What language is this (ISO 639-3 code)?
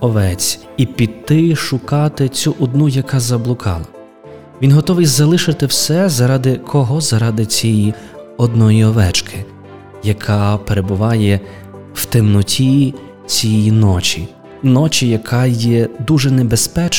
ukr